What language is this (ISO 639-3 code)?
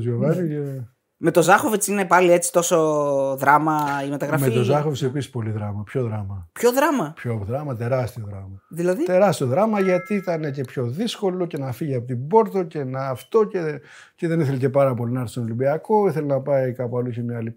ell